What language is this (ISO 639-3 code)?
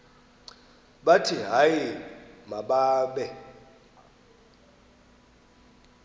xho